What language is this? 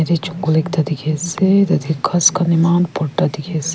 Naga Pidgin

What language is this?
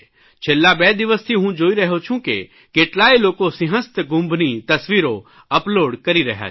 Gujarati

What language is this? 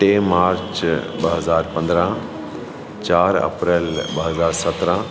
Sindhi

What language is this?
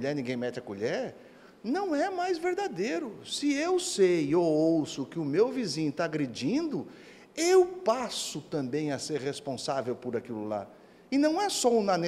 Portuguese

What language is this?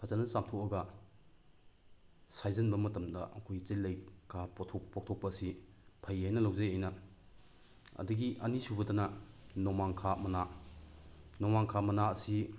Manipuri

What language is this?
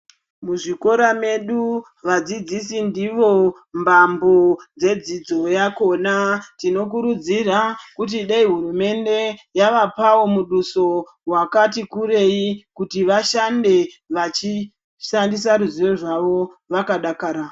Ndau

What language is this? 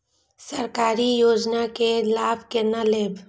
Maithili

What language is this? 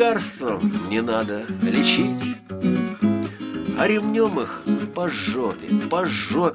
Russian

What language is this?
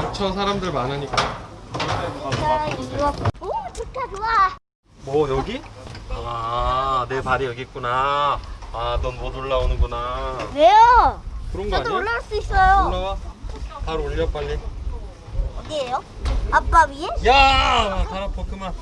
Korean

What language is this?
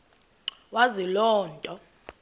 Xhosa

